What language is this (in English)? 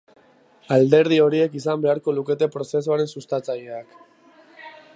Basque